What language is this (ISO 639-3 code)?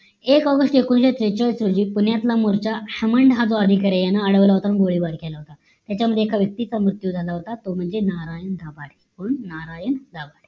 mar